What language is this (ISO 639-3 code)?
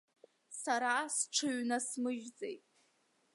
abk